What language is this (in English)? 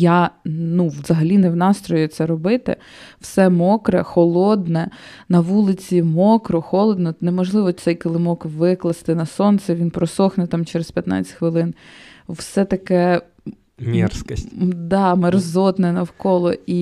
Ukrainian